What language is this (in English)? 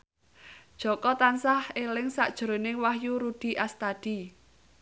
Javanese